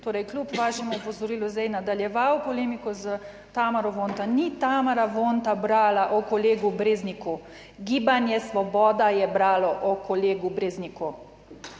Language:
Slovenian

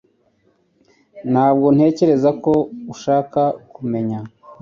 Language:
Kinyarwanda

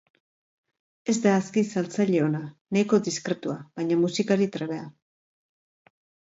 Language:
Basque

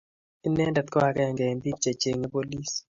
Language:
Kalenjin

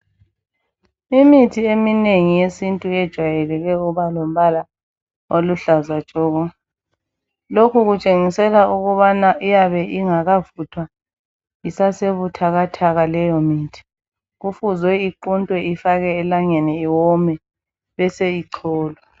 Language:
North Ndebele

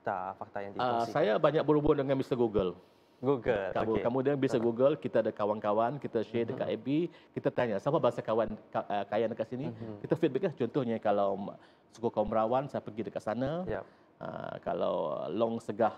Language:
Malay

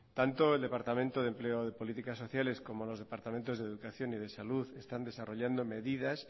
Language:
Spanish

